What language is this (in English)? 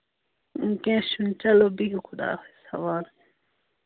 Kashmiri